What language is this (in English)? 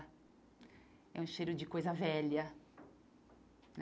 Portuguese